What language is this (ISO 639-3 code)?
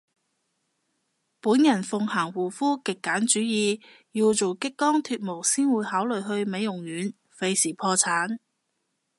yue